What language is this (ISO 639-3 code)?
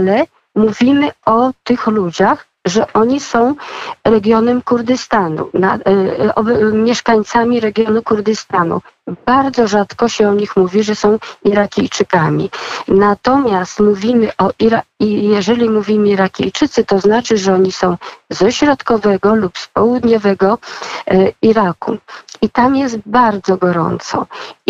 pol